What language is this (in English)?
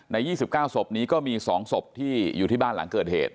Thai